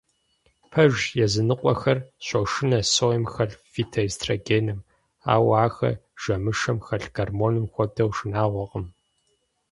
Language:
Kabardian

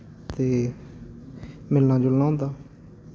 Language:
Dogri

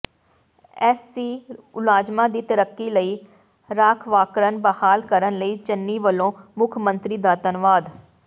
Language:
Punjabi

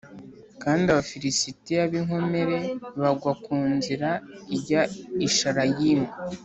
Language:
Kinyarwanda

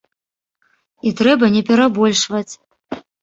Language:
Belarusian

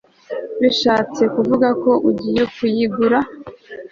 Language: Kinyarwanda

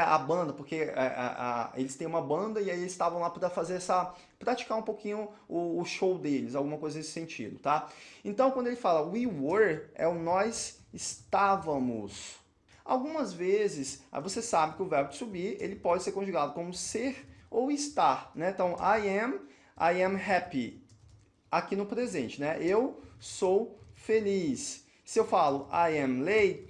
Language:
Portuguese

